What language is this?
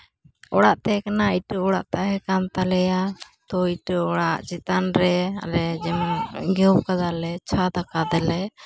Santali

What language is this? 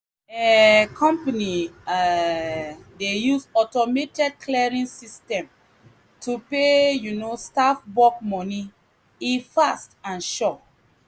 Nigerian Pidgin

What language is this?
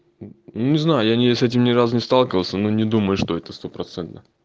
Russian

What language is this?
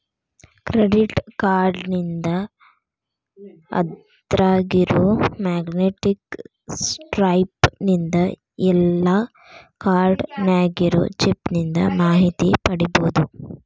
Kannada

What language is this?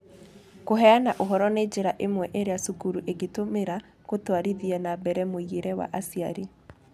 Kikuyu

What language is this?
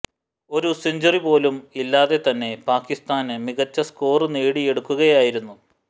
Malayalam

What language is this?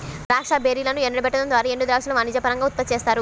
Telugu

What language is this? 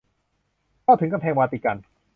Thai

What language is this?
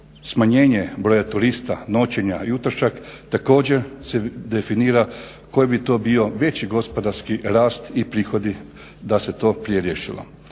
Croatian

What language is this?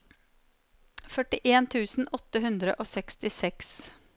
Norwegian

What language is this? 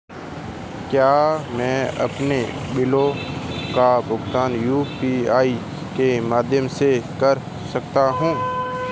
Hindi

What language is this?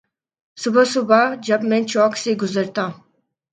Urdu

